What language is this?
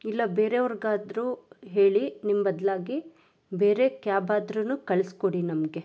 Kannada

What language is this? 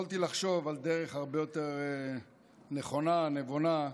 Hebrew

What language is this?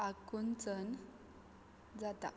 Konkani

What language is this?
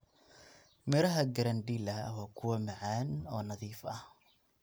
Somali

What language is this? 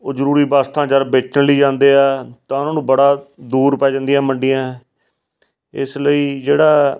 Punjabi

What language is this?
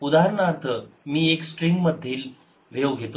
Marathi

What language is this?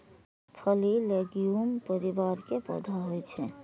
Maithili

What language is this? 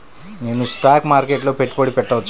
Telugu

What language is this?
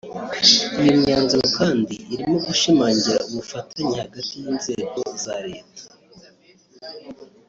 Kinyarwanda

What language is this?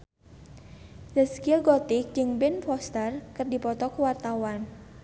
Sundanese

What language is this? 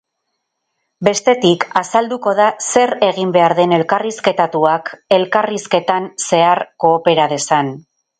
Basque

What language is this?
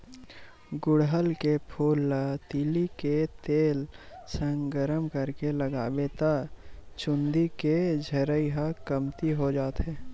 Chhattisgarhi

